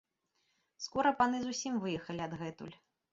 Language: Belarusian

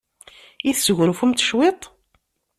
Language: Kabyle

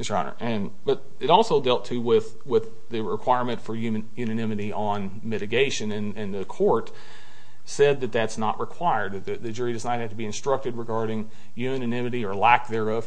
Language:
English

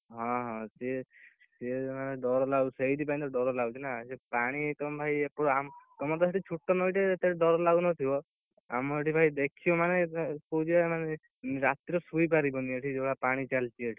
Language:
Odia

